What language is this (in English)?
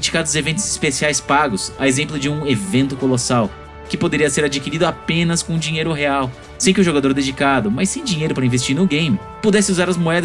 Portuguese